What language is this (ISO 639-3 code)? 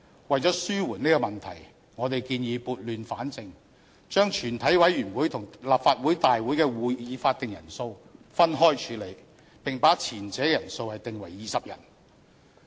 yue